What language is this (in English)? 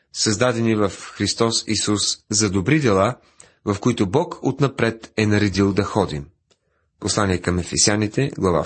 Bulgarian